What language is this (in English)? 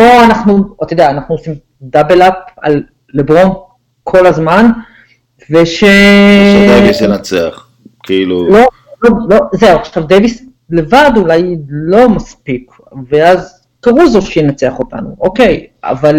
Hebrew